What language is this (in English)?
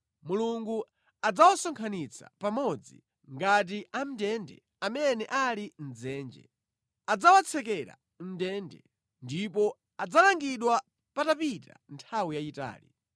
Nyanja